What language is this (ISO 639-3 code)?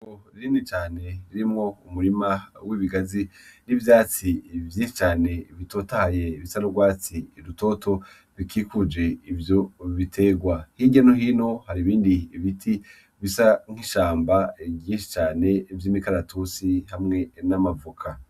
run